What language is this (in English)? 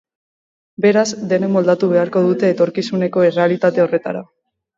Basque